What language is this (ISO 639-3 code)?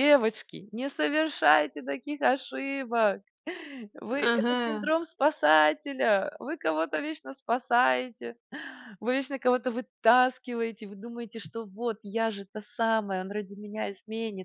rus